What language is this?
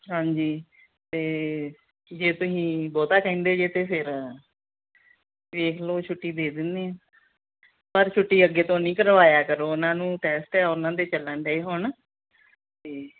Punjabi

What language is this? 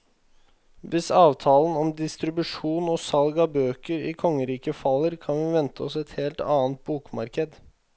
Norwegian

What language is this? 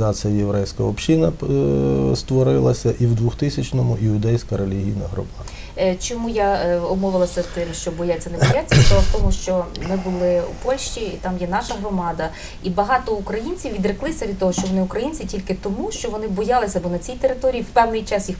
Ukrainian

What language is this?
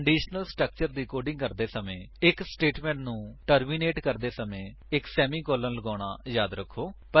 Punjabi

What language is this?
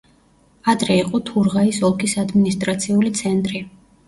Georgian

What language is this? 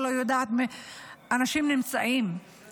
Hebrew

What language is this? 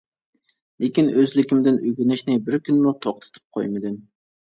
Uyghur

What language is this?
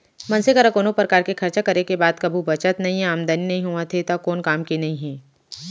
Chhattisgarhi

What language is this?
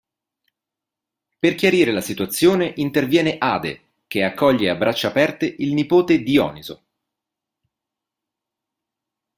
Italian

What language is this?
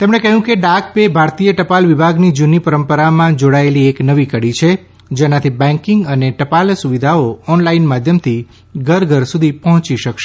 Gujarati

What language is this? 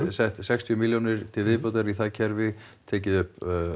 Icelandic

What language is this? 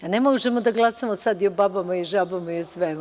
Serbian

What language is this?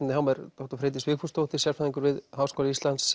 Icelandic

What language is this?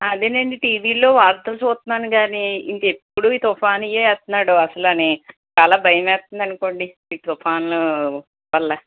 Telugu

